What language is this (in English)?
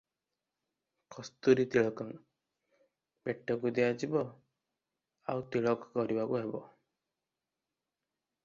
Odia